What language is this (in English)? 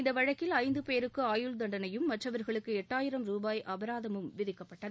Tamil